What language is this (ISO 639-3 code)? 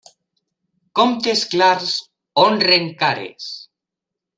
cat